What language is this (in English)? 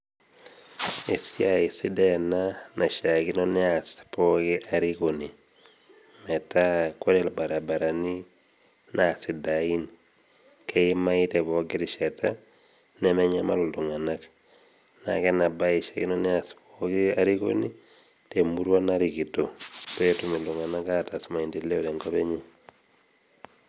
Masai